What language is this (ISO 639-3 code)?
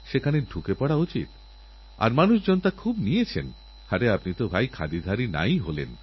ben